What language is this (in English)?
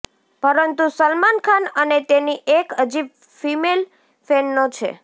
Gujarati